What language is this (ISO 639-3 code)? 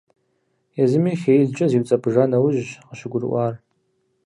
kbd